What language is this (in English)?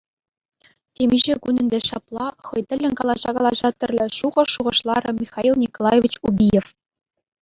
Chuvash